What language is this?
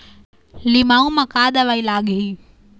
Chhattisgarhi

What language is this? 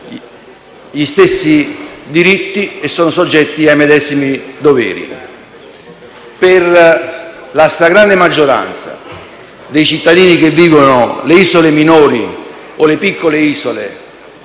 Italian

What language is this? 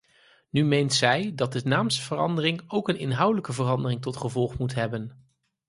Dutch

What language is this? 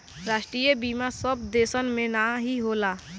Bhojpuri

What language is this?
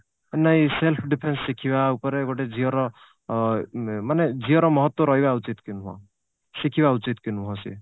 Odia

